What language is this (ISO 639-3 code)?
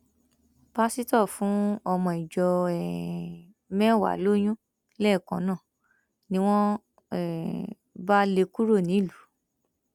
yor